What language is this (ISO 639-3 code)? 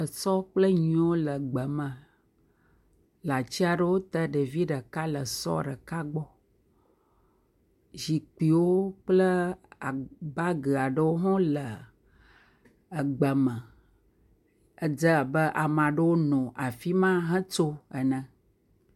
ewe